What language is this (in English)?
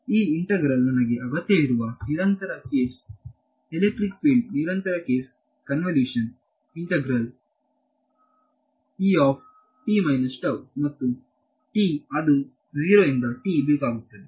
Kannada